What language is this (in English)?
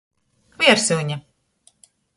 Latgalian